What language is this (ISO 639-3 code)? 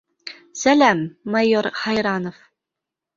bak